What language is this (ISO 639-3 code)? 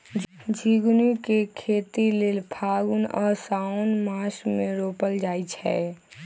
mag